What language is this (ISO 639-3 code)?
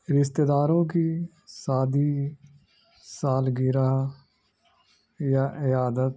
urd